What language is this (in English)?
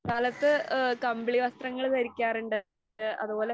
Malayalam